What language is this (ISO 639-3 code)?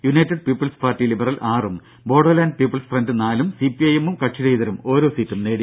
mal